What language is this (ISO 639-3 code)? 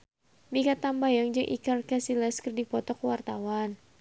sun